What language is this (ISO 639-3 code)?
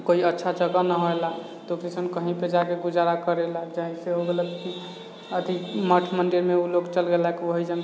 mai